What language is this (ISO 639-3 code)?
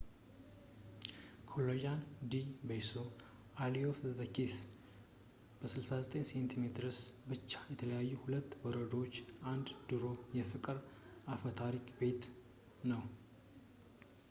amh